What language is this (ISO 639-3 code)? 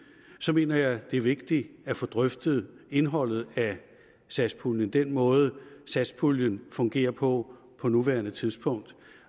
dan